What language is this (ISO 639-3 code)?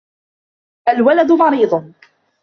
ara